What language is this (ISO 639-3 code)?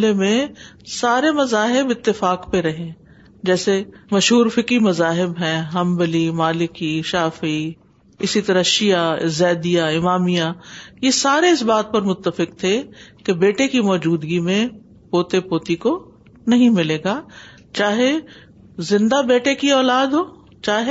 urd